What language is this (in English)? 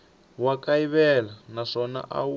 Tsonga